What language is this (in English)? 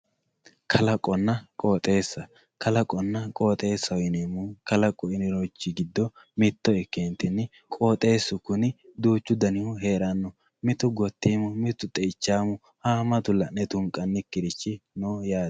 Sidamo